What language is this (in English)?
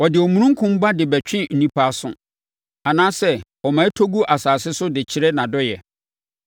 Akan